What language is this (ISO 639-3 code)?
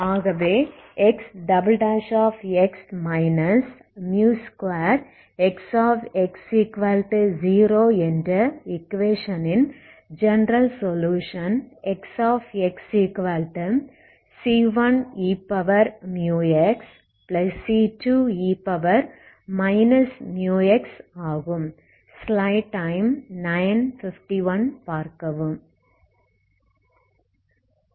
tam